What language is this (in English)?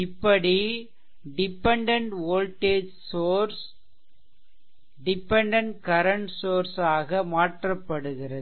Tamil